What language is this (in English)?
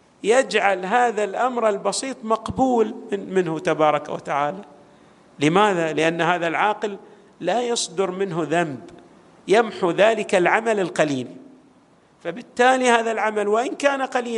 Arabic